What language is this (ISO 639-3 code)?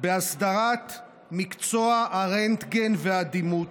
heb